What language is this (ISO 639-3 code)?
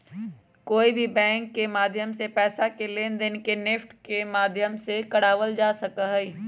mag